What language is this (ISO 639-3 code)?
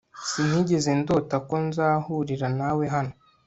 kin